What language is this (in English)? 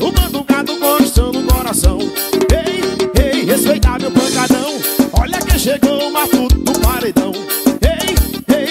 Portuguese